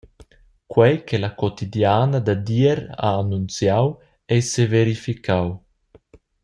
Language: Romansh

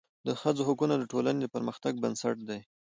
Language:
Pashto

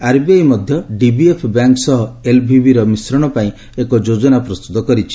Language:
Odia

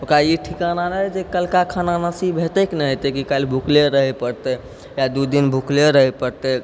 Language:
Maithili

